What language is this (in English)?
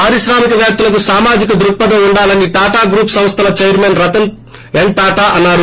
Telugu